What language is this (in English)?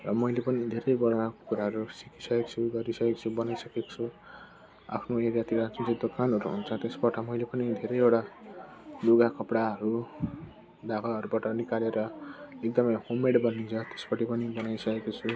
Nepali